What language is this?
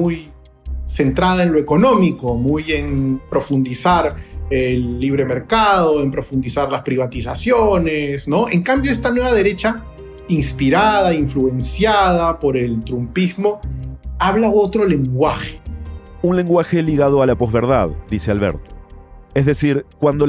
Spanish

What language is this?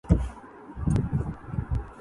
Urdu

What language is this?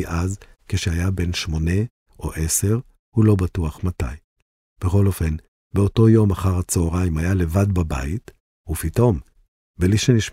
Hebrew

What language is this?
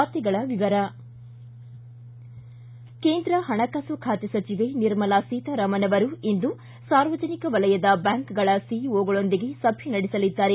Kannada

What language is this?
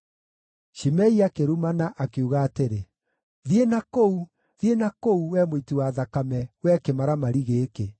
Kikuyu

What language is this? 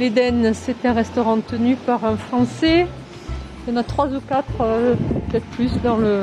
French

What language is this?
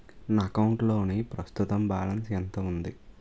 Telugu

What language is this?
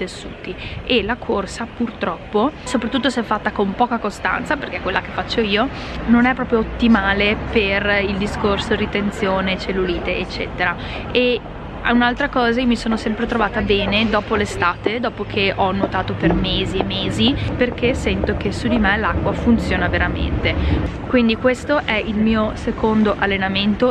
Italian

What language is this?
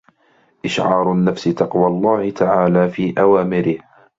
Arabic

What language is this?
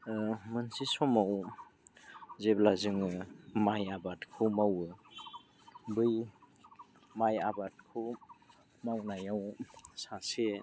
Bodo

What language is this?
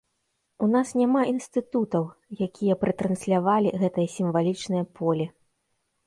Belarusian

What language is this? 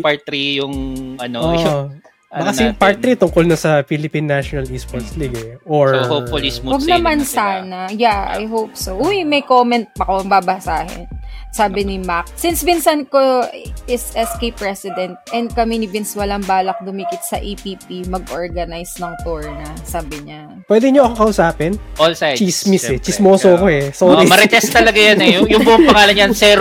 Filipino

